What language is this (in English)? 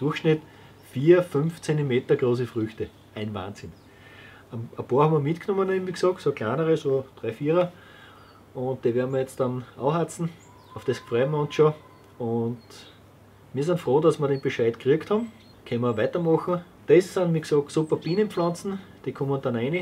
German